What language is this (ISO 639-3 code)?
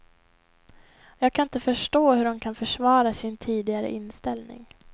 swe